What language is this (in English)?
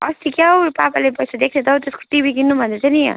Nepali